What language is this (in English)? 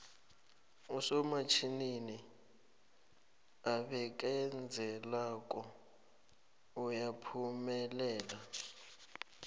South Ndebele